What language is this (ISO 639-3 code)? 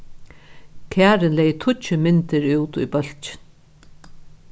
fao